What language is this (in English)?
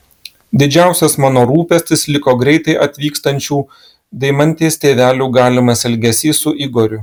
Lithuanian